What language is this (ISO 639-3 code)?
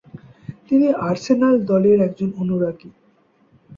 ben